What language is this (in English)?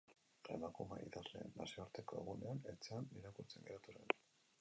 Basque